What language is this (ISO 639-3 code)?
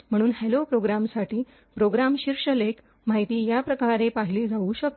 mar